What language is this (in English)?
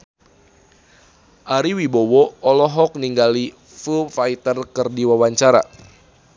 Sundanese